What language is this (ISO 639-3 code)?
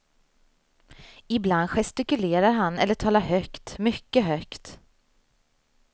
swe